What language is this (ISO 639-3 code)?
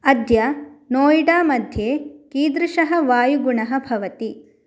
san